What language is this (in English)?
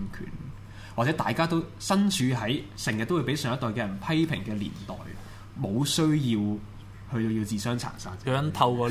Chinese